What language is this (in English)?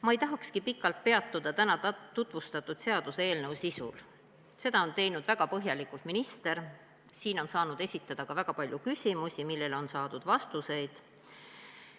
Estonian